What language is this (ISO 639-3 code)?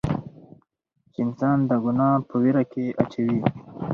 pus